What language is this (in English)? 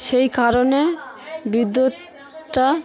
Bangla